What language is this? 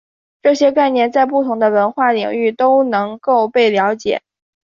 Chinese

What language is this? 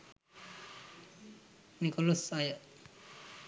Sinhala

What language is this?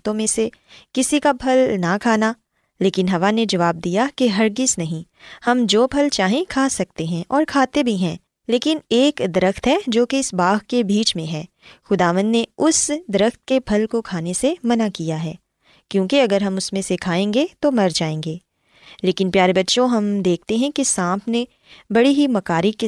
Urdu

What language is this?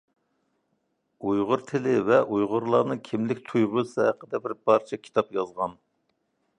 Uyghur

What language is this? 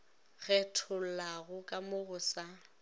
Northern Sotho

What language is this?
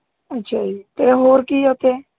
Punjabi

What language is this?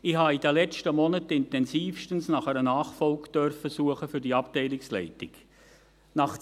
Swiss German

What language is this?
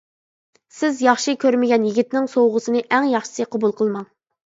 Uyghur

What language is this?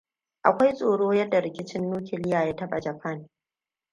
Hausa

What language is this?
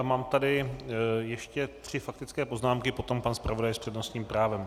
Czech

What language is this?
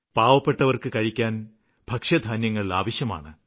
Malayalam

